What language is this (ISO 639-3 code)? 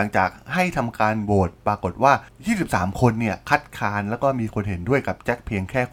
tha